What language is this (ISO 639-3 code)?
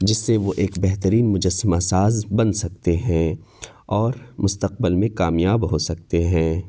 urd